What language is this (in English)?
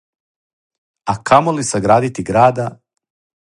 Serbian